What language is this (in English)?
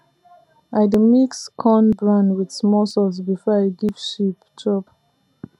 Nigerian Pidgin